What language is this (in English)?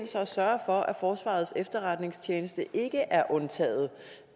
Danish